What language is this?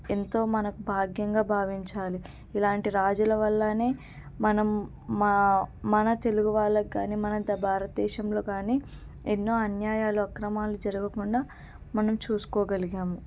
Telugu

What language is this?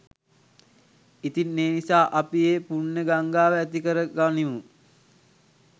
Sinhala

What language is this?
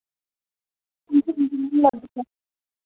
Dogri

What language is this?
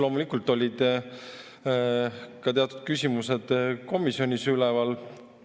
Estonian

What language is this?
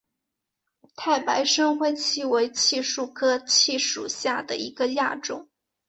Chinese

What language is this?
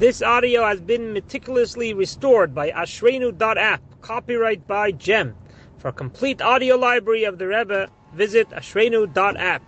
Hebrew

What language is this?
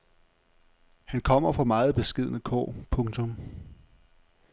Danish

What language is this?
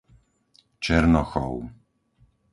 Slovak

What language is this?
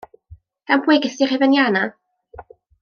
Welsh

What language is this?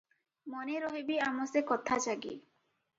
Odia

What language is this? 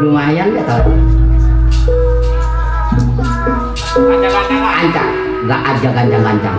Indonesian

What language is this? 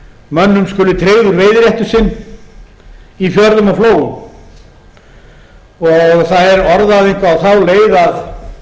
Icelandic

